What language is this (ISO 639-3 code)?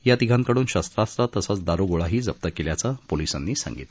mar